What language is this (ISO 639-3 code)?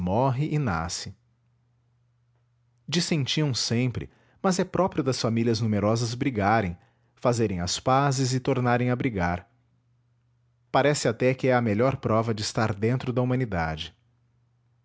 por